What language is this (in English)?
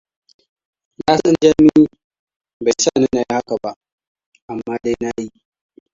Hausa